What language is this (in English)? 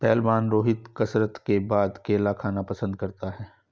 Hindi